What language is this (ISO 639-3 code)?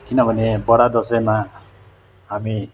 nep